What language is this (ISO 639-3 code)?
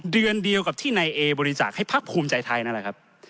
tha